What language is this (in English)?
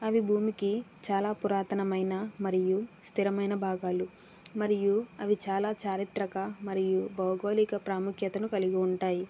Telugu